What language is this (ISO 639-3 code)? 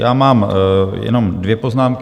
ces